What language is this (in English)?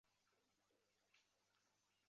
Chinese